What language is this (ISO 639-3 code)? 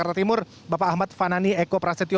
ind